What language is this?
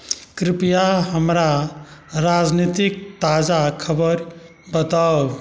Maithili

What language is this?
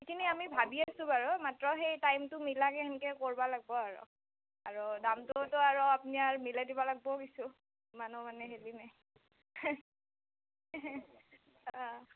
Assamese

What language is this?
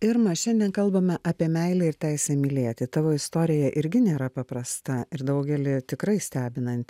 Lithuanian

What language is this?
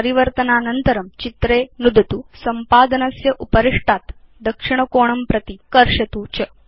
Sanskrit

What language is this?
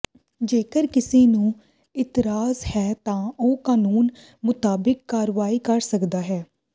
Punjabi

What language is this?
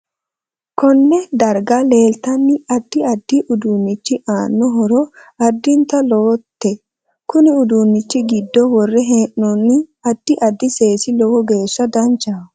Sidamo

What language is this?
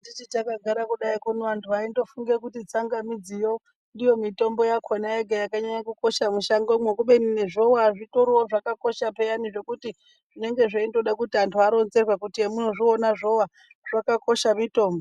Ndau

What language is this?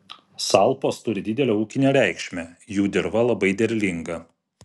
Lithuanian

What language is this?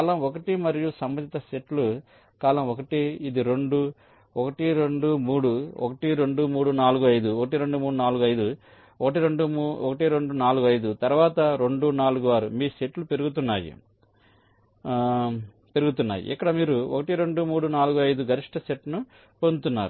Telugu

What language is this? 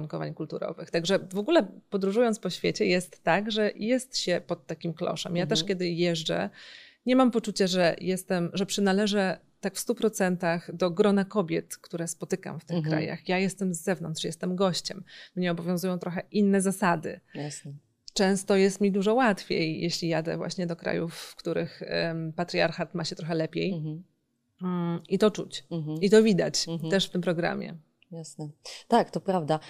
Polish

